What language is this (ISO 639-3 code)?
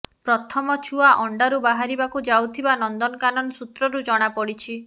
ori